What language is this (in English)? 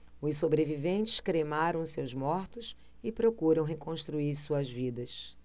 Portuguese